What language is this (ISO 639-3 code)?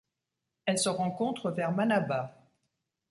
fra